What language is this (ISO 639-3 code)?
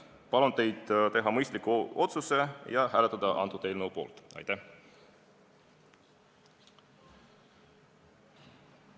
est